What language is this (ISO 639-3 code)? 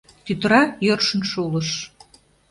chm